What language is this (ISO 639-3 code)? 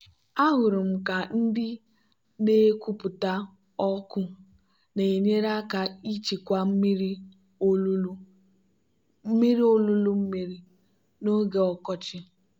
ibo